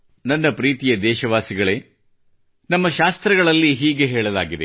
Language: Kannada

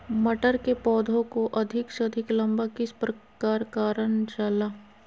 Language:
Magahi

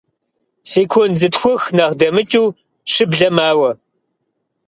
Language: Kabardian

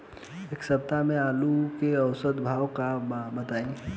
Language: Bhojpuri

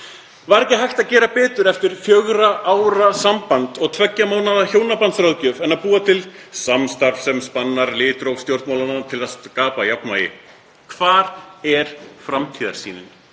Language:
Icelandic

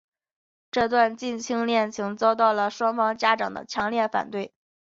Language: Chinese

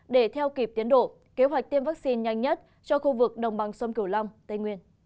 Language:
Vietnamese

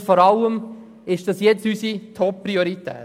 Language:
Swiss German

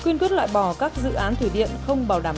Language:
Vietnamese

